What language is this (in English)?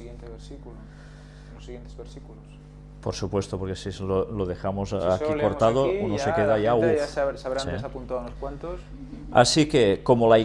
Spanish